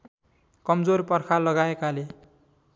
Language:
Nepali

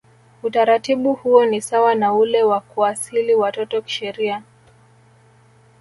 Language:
Swahili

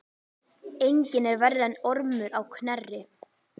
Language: Icelandic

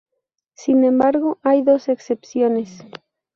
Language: Spanish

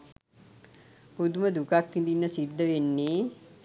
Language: Sinhala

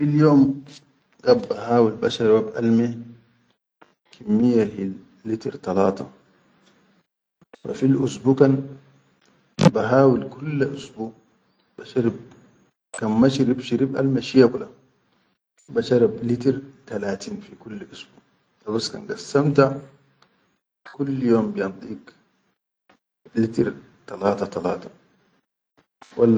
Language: Chadian Arabic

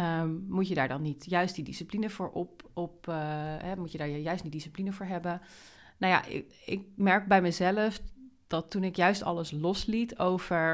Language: Dutch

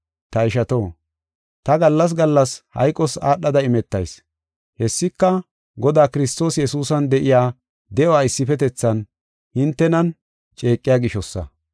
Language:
Gofa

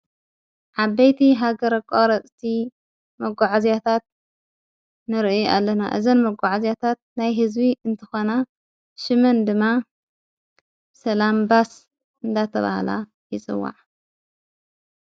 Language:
Tigrinya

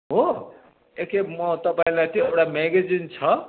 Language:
Nepali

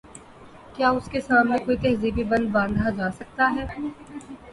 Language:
Urdu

